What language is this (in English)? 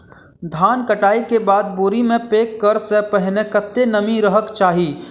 Maithili